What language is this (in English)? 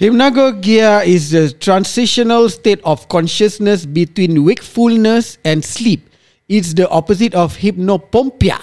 Malay